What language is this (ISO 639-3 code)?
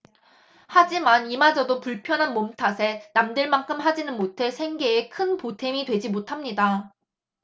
kor